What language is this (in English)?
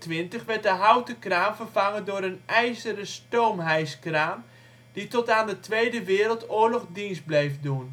Dutch